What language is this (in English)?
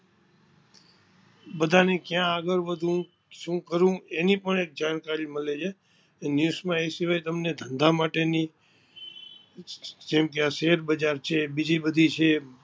Gujarati